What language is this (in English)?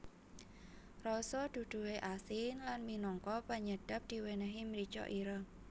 Javanese